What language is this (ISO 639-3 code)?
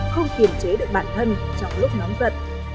vie